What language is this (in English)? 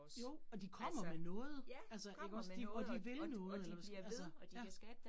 Danish